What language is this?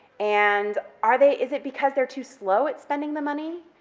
English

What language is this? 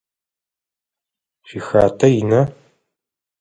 Adyghe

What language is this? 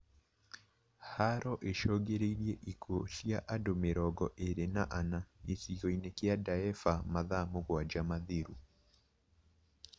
Kikuyu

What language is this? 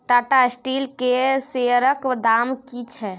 Maithili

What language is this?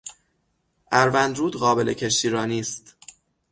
Persian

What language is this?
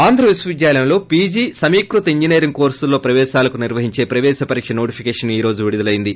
Telugu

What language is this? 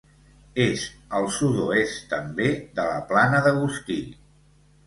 Catalan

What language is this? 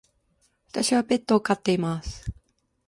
Japanese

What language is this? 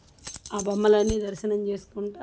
Telugu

